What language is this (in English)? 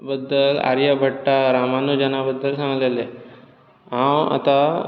Konkani